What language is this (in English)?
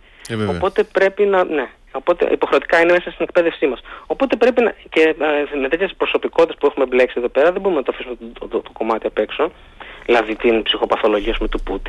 Greek